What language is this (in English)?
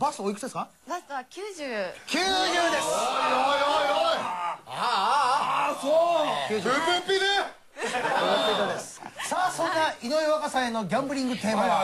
Japanese